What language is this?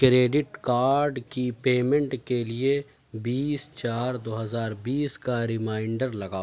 Urdu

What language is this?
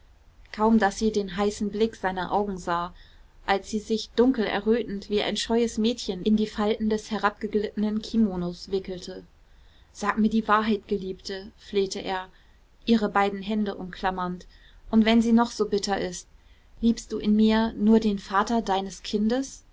German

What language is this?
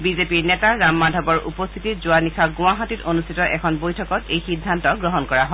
Assamese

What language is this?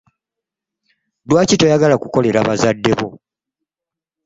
Ganda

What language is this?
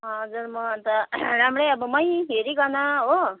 Nepali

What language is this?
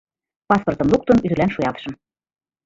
Mari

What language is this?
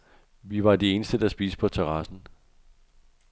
Danish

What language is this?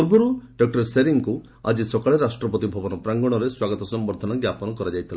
Odia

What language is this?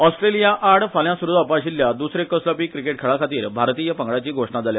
Konkani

